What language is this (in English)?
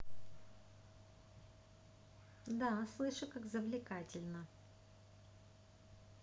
Russian